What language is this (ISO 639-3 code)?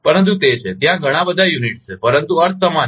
guj